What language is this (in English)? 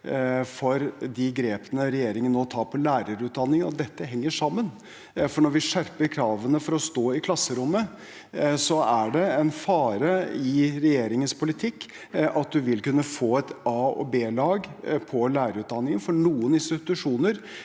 Norwegian